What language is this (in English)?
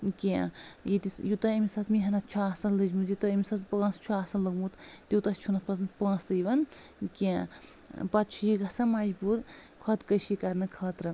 Kashmiri